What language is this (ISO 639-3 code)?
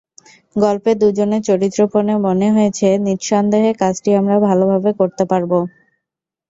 ben